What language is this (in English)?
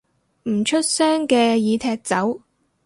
Cantonese